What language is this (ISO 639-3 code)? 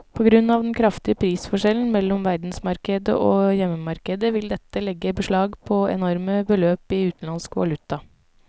nor